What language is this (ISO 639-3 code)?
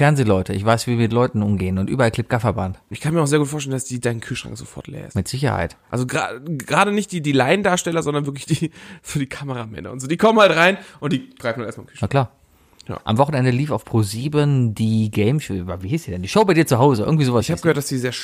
deu